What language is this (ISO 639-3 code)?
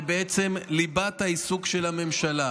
heb